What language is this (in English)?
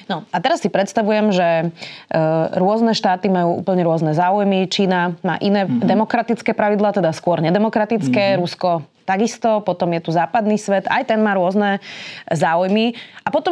Slovak